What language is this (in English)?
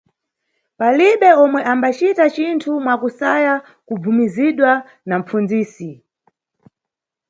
Nyungwe